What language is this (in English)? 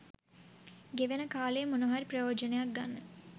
Sinhala